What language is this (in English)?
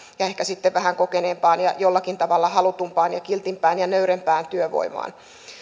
Finnish